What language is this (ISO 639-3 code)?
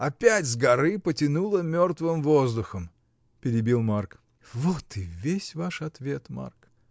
rus